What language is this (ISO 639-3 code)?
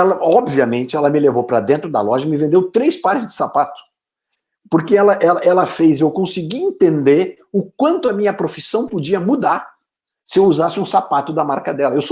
por